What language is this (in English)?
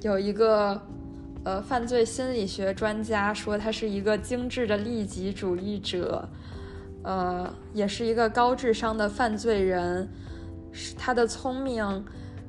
Chinese